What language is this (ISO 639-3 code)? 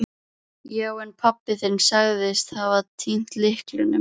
isl